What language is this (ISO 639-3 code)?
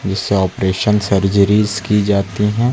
hin